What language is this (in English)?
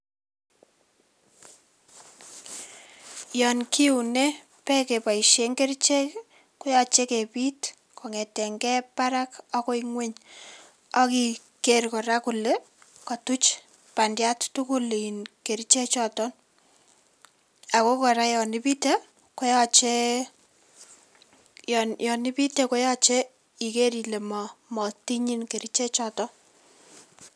Kalenjin